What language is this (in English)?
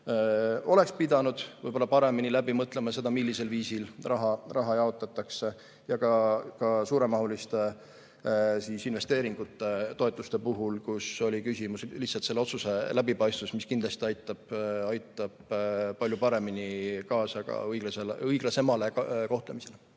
Estonian